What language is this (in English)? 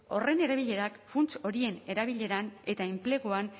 Basque